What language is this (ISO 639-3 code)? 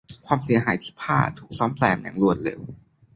tha